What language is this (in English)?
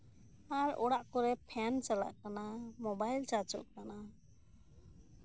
Santali